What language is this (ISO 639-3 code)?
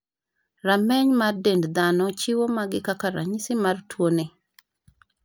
luo